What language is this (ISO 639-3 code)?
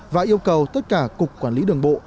vie